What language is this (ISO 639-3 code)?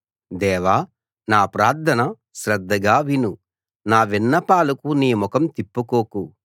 tel